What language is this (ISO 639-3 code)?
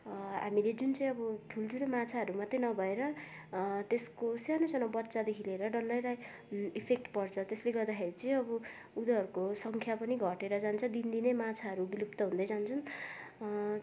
nep